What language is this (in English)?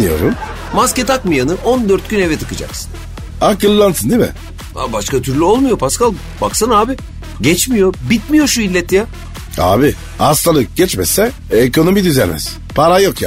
Turkish